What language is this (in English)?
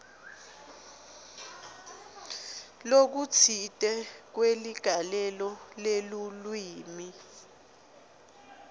Swati